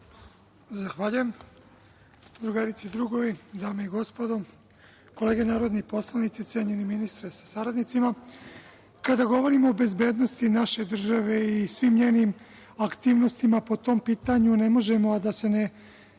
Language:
Serbian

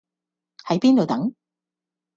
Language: Cantonese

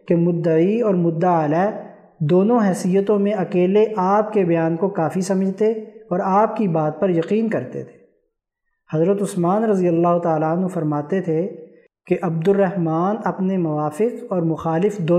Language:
Urdu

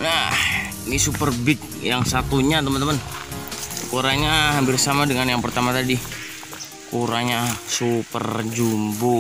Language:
Indonesian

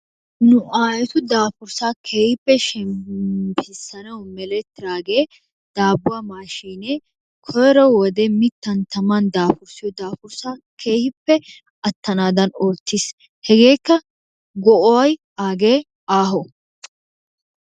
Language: Wolaytta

